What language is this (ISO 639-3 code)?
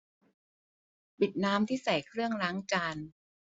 tha